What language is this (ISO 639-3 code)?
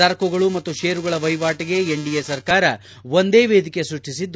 kan